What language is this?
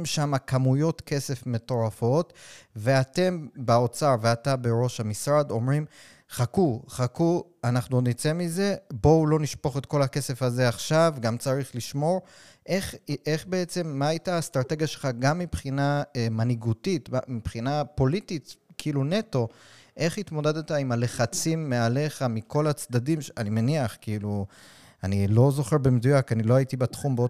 Hebrew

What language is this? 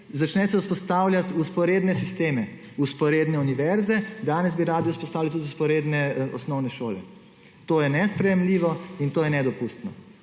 Slovenian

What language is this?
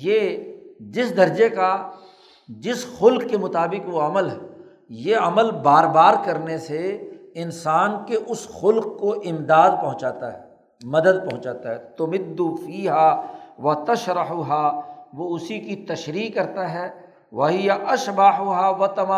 Urdu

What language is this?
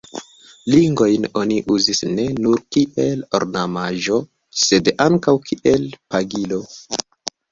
Esperanto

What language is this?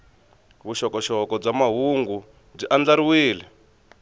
Tsonga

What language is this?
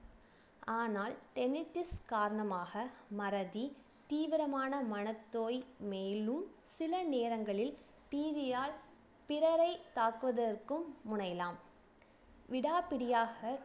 Tamil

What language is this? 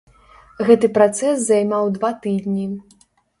Belarusian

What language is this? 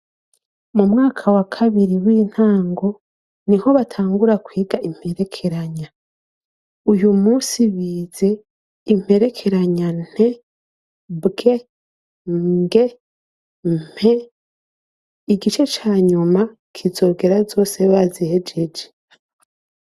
Rundi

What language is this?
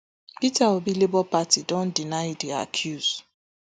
Nigerian Pidgin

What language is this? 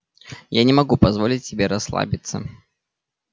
Russian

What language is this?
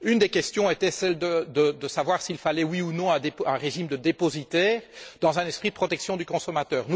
French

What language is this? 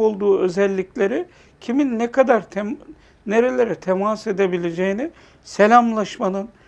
Turkish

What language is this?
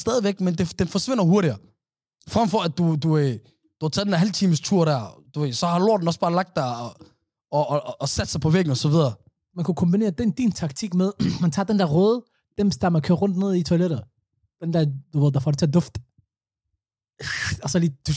Danish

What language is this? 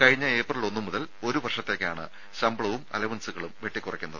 Malayalam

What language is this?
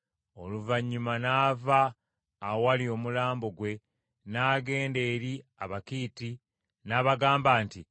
Ganda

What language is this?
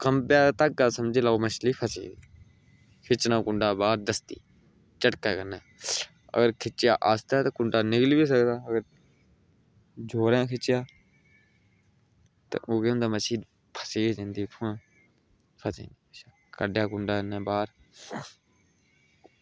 Dogri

